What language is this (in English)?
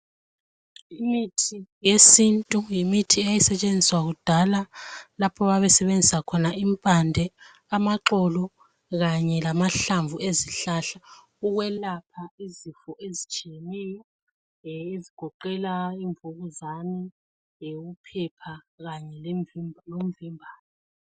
North Ndebele